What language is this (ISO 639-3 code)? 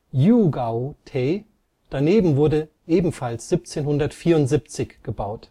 deu